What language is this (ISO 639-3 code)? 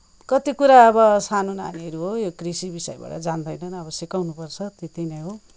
nep